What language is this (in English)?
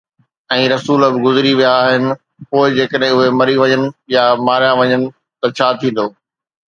Sindhi